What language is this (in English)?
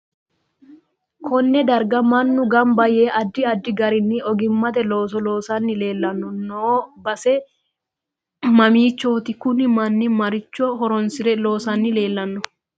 Sidamo